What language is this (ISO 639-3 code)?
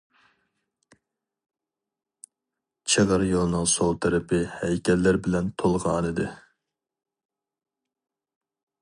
uig